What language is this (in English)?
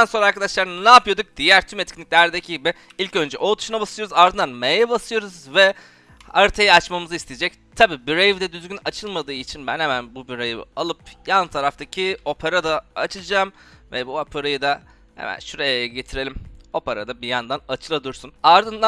Turkish